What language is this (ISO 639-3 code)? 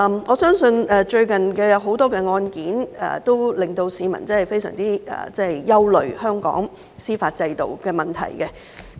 yue